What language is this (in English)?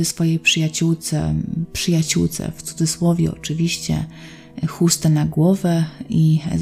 Polish